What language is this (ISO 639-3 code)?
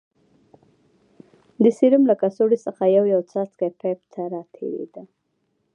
pus